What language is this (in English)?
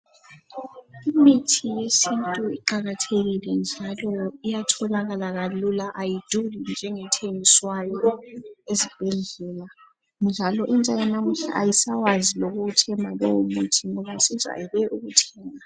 North Ndebele